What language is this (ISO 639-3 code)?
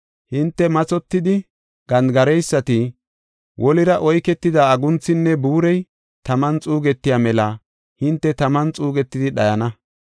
gof